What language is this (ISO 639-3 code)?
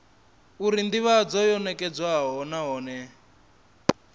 ven